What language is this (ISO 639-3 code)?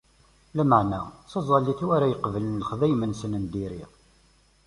kab